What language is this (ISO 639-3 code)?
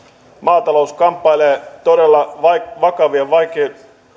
fin